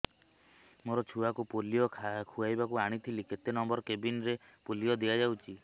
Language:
Odia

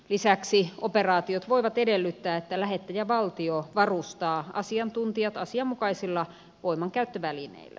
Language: Finnish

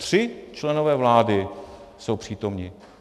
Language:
Czech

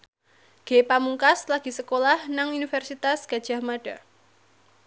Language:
Javanese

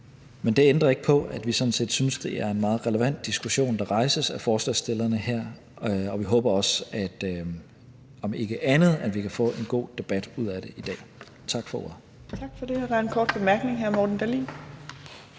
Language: Danish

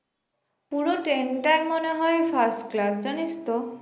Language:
Bangla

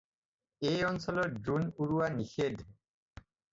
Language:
Assamese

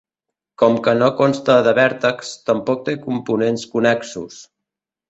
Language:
Catalan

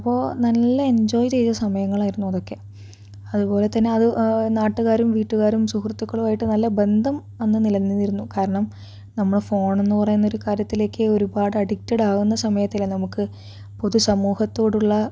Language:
Malayalam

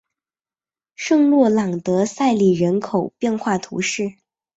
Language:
Chinese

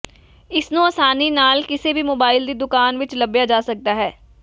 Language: Punjabi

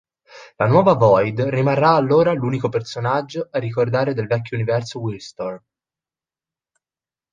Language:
Italian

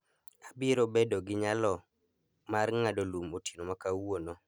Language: Luo (Kenya and Tanzania)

